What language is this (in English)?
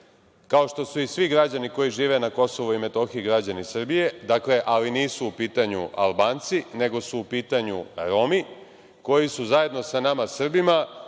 Serbian